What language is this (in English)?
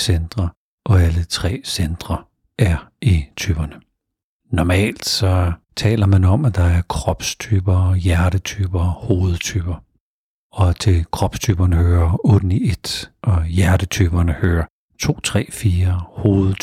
Danish